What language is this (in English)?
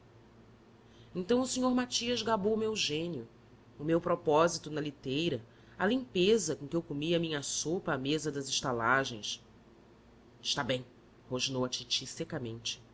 Portuguese